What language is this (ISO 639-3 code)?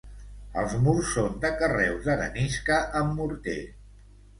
cat